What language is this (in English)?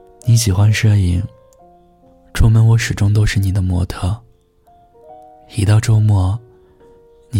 Chinese